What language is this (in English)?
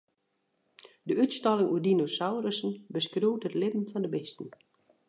Western Frisian